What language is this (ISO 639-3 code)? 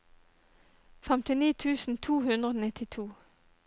nor